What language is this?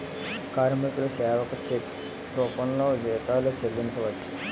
Telugu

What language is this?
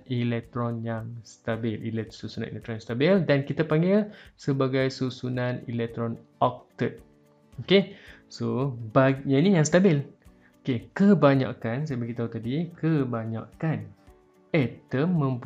Malay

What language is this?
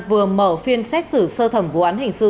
Vietnamese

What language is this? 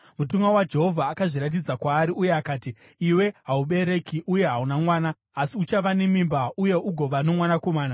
Shona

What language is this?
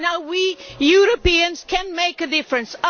English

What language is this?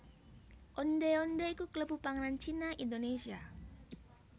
Javanese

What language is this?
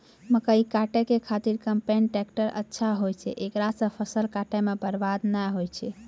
Maithili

